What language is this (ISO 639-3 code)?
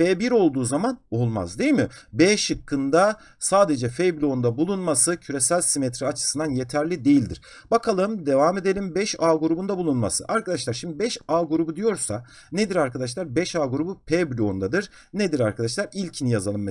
tur